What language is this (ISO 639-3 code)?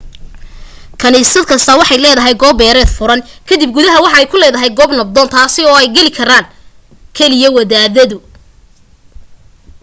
som